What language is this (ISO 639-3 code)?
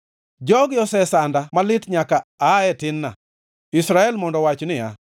luo